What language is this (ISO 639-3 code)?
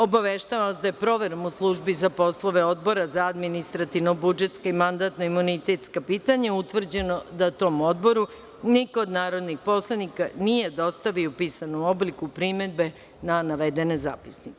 srp